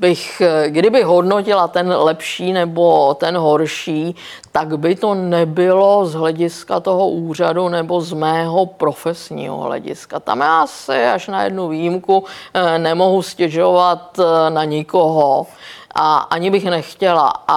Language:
Czech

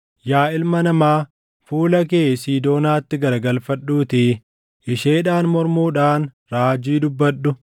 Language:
Oromo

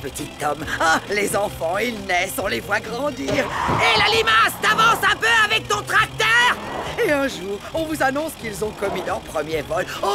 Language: French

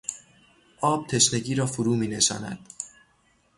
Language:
Persian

